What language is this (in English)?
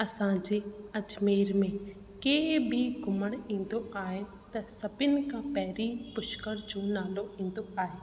Sindhi